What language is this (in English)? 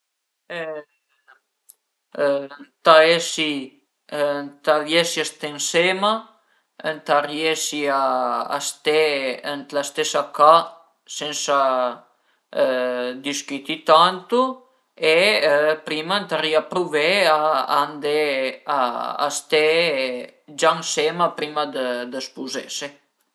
Piedmontese